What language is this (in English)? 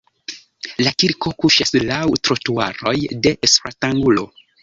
Esperanto